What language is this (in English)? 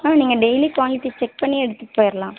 Tamil